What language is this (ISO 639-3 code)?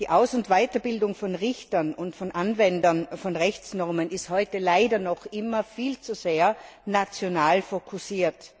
deu